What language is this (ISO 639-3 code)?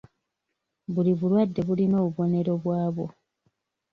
lug